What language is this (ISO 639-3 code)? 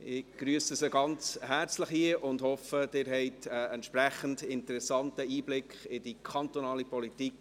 gsw